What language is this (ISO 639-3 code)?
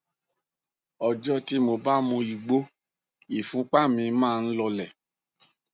yor